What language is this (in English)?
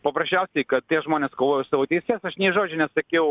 Lithuanian